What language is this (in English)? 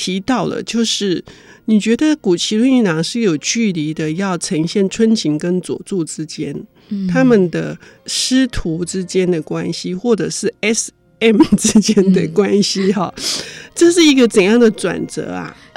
Chinese